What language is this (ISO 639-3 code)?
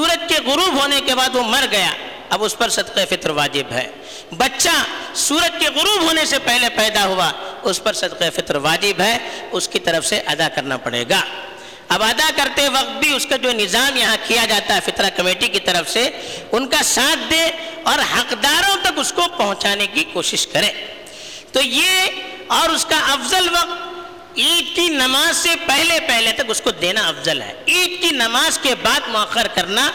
urd